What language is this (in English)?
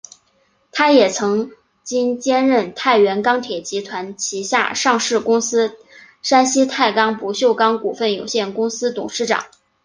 Chinese